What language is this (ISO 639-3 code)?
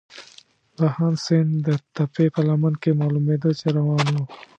pus